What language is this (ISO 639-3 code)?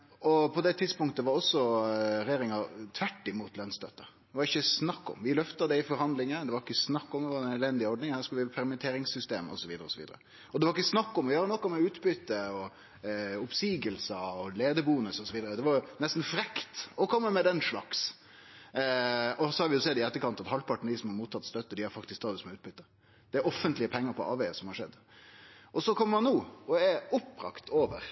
nno